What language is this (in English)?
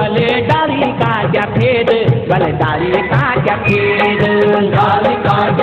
Thai